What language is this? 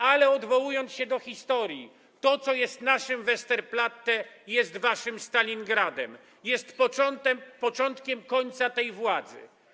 Polish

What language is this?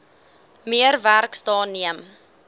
Afrikaans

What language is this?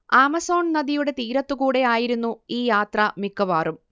Malayalam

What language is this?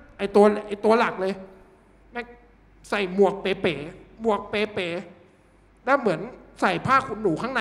Thai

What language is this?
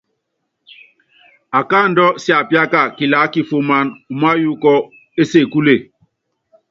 Yangben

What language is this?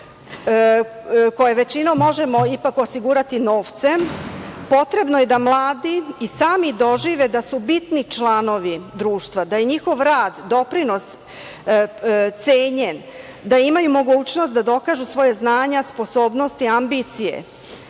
Serbian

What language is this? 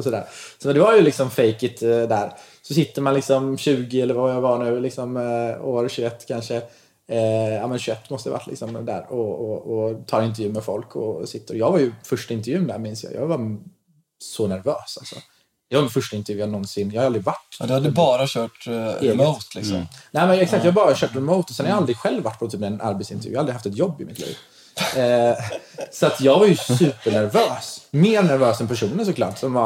Swedish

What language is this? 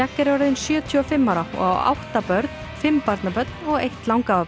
Icelandic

